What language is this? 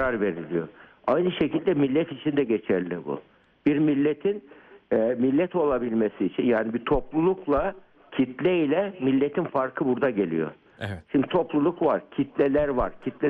Turkish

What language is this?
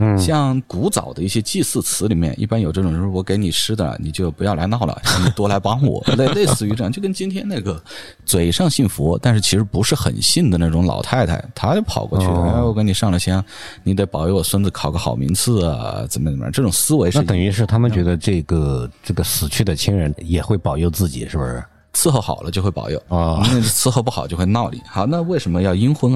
Chinese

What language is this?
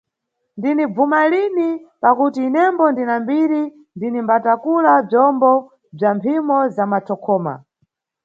Nyungwe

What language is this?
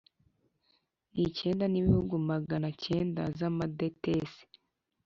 Kinyarwanda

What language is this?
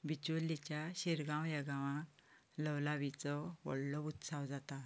Konkani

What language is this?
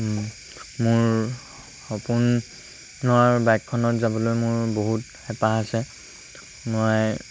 Assamese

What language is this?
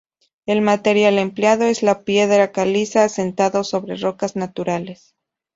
Spanish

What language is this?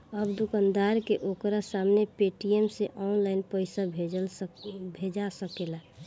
Bhojpuri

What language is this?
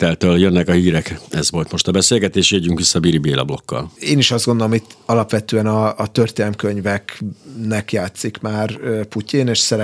Hungarian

